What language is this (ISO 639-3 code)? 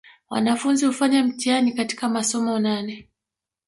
swa